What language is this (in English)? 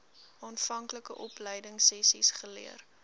Afrikaans